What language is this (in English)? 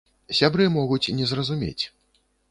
Belarusian